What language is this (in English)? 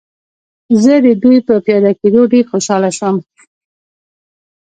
Pashto